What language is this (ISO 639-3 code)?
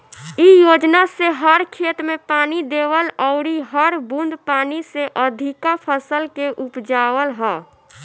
bho